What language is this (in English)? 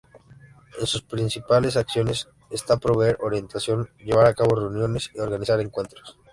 Spanish